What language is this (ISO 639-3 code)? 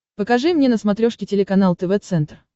rus